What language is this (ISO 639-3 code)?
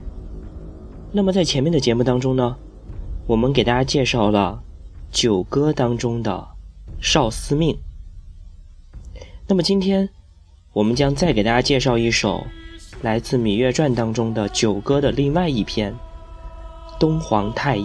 zho